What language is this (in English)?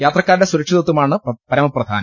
Malayalam